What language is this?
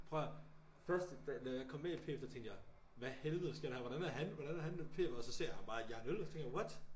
Danish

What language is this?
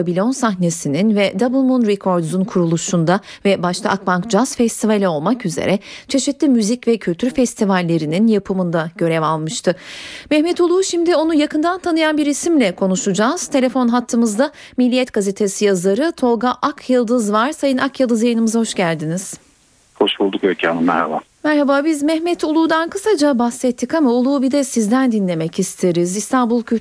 Turkish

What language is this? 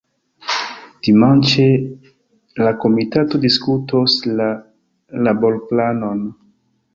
Esperanto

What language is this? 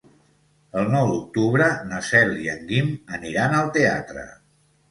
Catalan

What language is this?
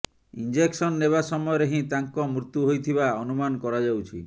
Odia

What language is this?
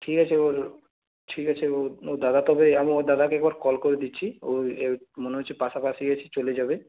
Bangla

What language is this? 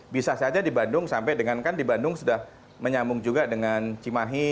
Indonesian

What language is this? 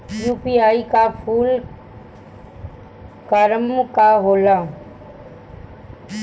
Bhojpuri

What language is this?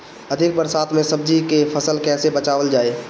Bhojpuri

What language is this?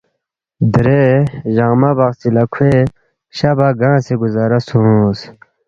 Balti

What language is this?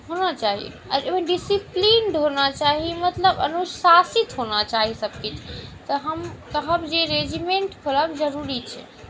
Maithili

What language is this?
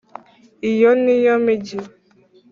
Kinyarwanda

